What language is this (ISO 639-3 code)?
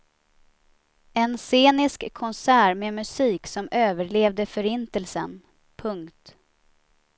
swe